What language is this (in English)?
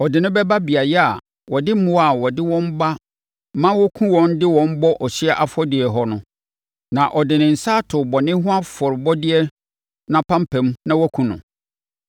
Akan